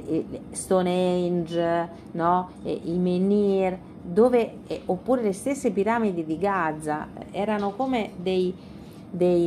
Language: Italian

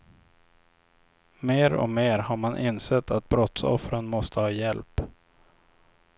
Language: Swedish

